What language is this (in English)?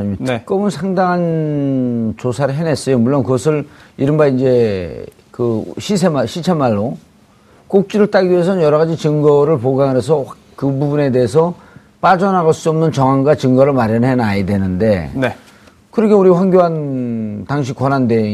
Korean